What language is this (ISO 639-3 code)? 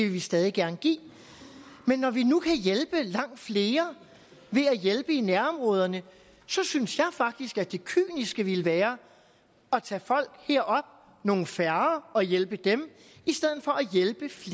dan